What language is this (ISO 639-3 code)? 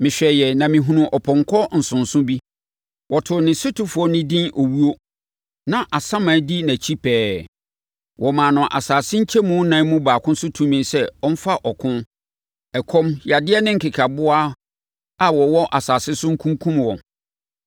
aka